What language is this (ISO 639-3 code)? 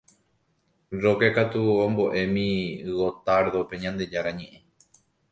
grn